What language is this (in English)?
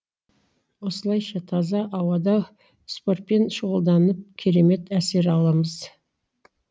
Kazakh